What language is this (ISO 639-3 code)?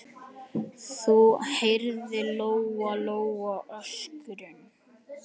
isl